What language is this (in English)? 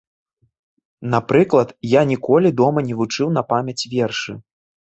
Belarusian